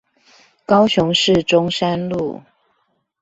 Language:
Chinese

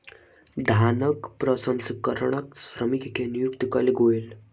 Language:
Maithili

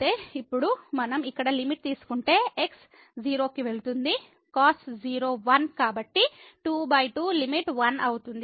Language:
Telugu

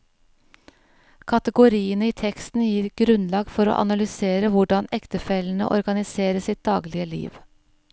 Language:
Norwegian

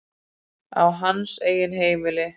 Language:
Icelandic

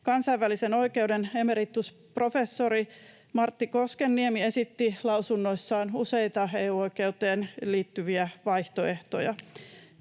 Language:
Finnish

